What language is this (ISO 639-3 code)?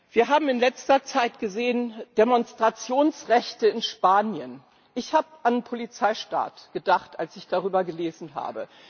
deu